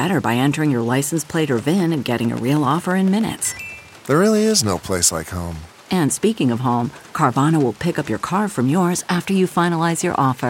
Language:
English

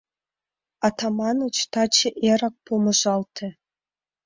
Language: Mari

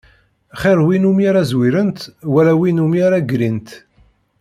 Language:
Kabyle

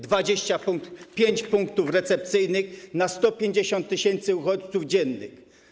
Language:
Polish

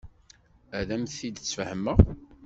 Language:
Kabyle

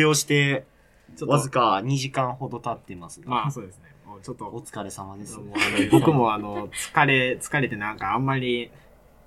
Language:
Japanese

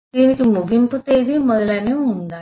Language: Telugu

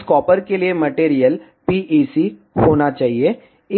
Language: Hindi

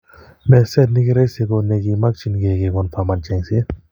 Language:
Kalenjin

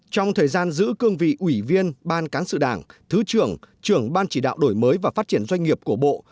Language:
Vietnamese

